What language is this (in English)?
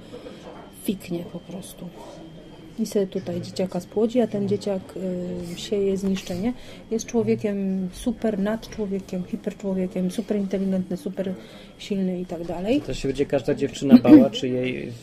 Polish